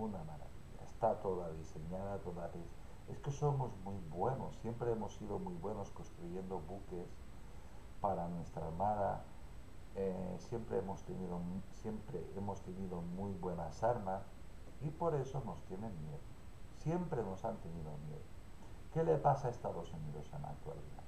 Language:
Spanish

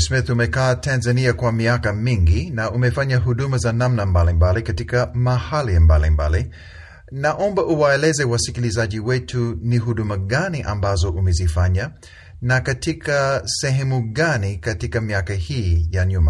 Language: Swahili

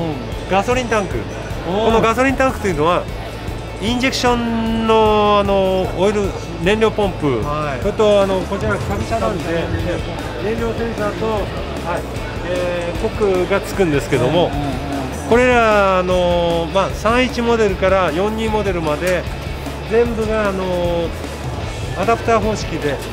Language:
Japanese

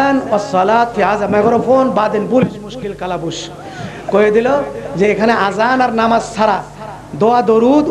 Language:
Arabic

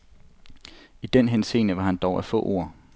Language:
Danish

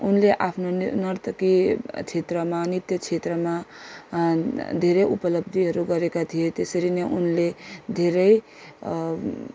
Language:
Nepali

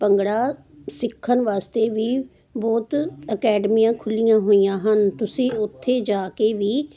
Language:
Punjabi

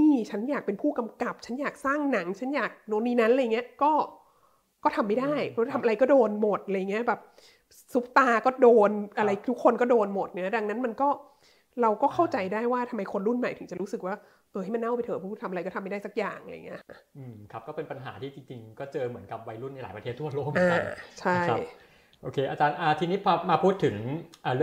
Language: Thai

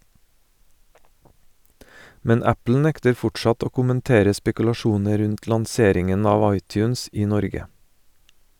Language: Norwegian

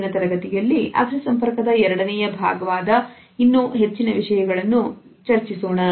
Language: Kannada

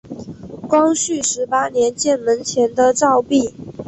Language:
Chinese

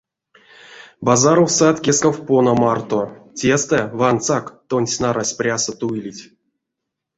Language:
Erzya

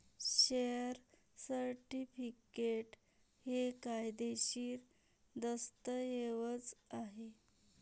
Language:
Marathi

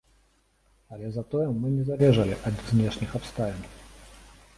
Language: Belarusian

